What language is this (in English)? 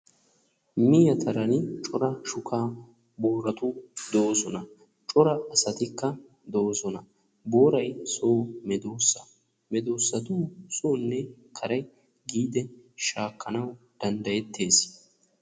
Wolaytta